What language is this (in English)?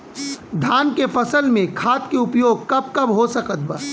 Bhojpuri